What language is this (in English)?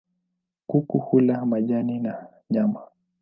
Swahili